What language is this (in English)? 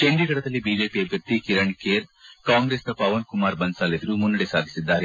Kannada